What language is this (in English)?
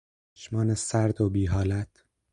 Persian